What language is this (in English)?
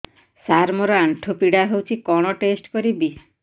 Odia